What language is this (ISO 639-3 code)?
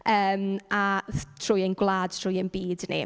cym